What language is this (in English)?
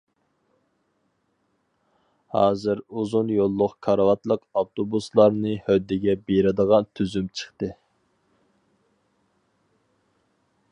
Uyghur